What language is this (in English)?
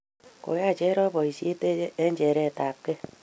Kalenjin